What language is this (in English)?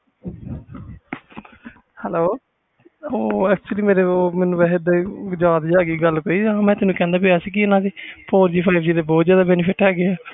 Punjabi